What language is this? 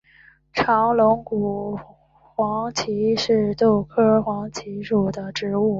Chinese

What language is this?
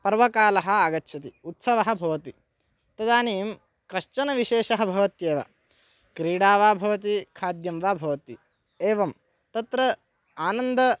Sanskrit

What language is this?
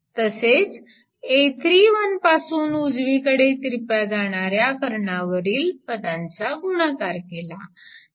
Marathi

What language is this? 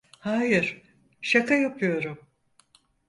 Turkish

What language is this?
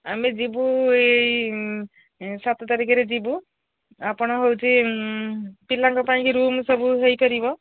Odia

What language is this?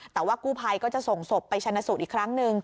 Thai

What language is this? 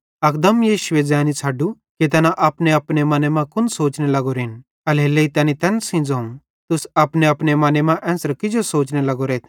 Bhadrawahi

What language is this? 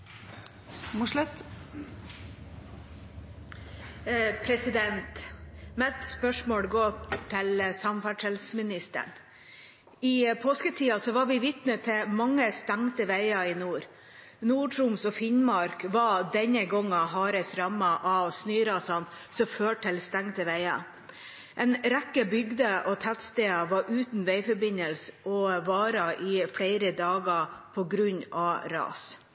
Norwegian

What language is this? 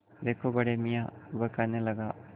Hindi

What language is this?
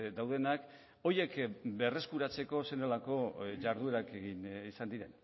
Basque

